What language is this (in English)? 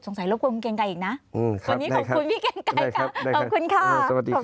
Thai